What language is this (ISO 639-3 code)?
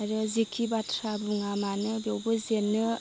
brx